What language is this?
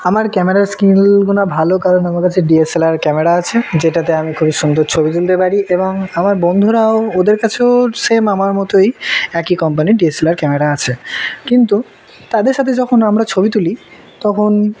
Bangla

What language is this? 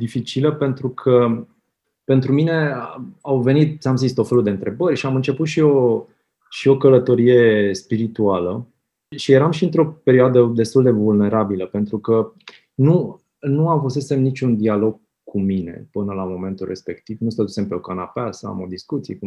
Romanian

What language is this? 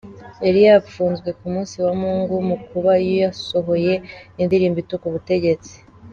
Kinyarwanda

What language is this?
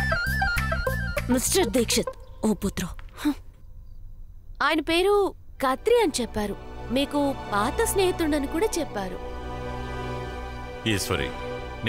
Telugu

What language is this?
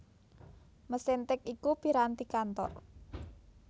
Javanese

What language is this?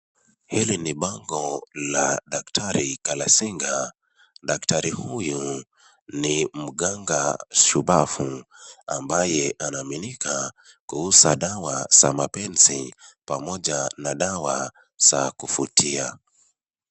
Swahili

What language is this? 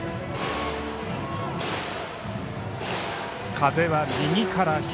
Japanese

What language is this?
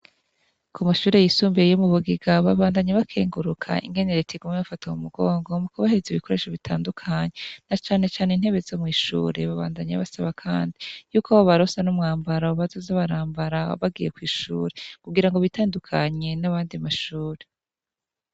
Rundi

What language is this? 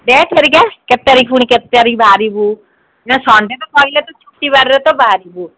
Odia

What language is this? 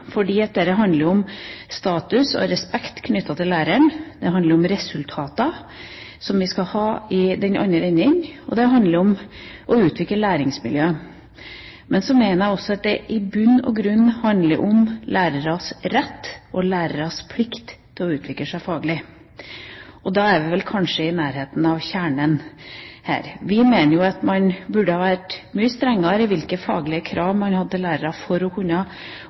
Norwegian Bokmål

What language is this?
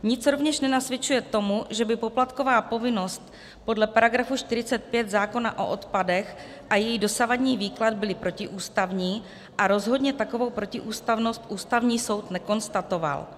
Czech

